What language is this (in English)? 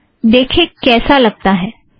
Hindi